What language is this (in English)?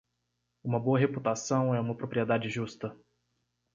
Portuguese